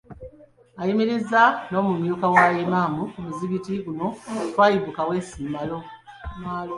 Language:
Ganda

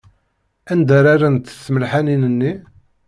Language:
Kabyle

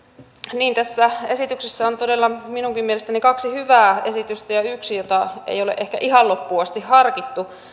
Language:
Finnish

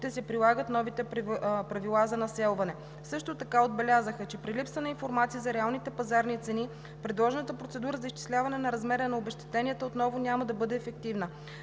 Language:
Bulgarian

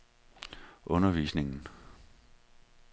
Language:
Danish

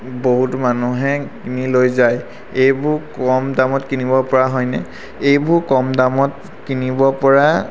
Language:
Assamese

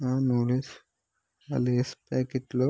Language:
Telugu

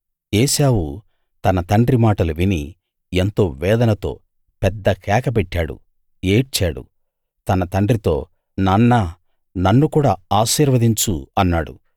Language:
Telugu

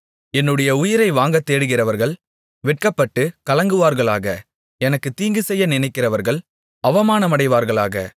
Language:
Tamil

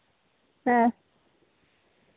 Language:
Santali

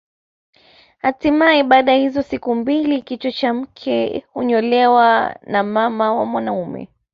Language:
Swahili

